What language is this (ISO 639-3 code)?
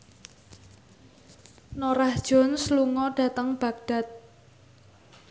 jav